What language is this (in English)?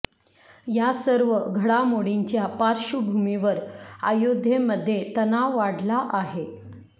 Marathi